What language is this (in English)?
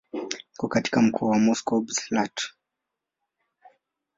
Swahili